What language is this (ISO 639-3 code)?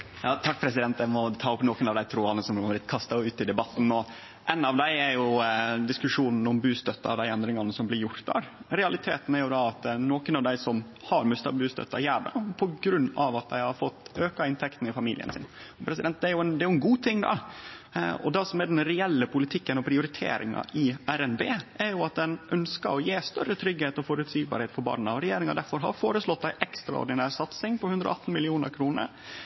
nno